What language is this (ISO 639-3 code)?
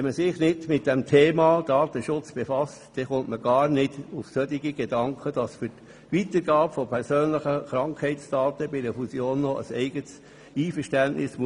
gsw